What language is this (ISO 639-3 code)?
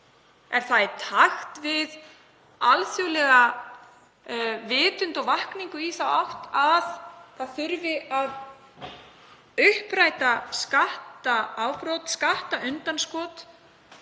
isl